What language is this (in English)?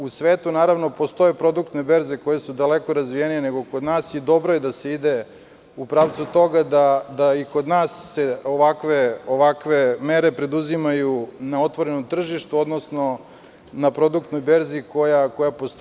Serbian